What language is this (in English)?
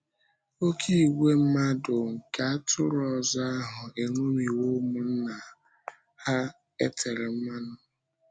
Igbo